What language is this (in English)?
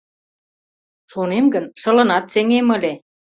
Mari